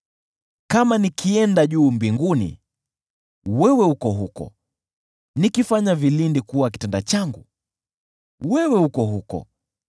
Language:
Swahili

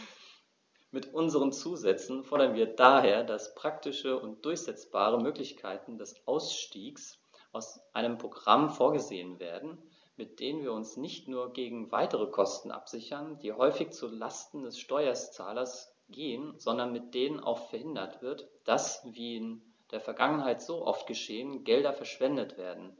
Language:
German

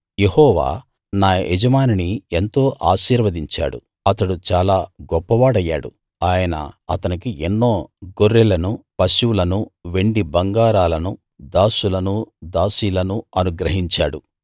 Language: Telugu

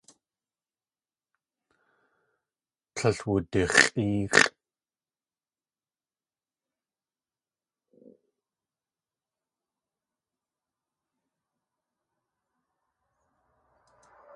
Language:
Tlingit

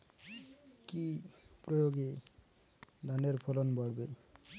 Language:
Bangla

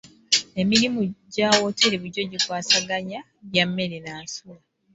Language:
Ganda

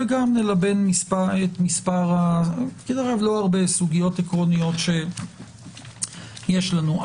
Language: Hebrew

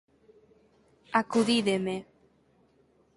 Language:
Galician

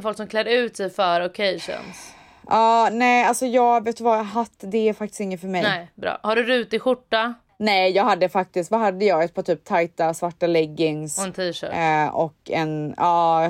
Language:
Swedish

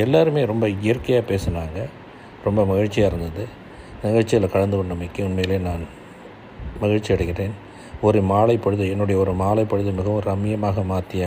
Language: Tamil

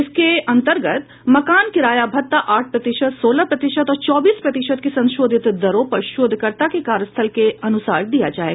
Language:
Hindi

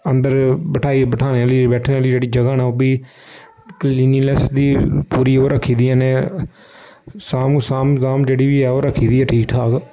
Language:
Dogri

